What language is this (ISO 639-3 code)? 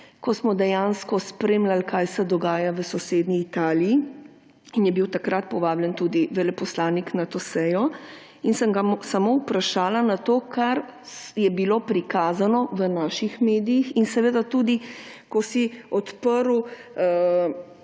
slv